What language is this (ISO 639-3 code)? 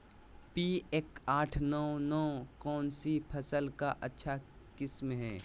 mag